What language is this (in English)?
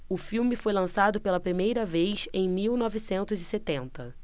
Portuguese